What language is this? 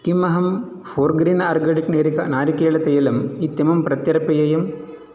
Sanskrit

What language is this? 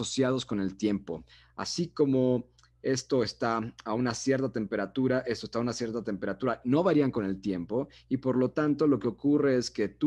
Spanish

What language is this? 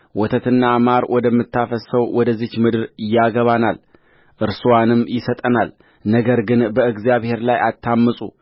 Amharic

